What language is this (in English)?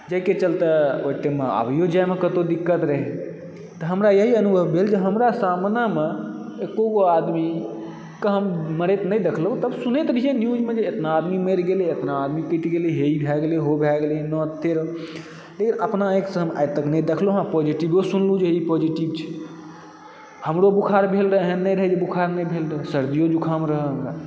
Maithili